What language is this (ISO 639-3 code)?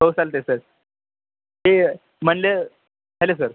mar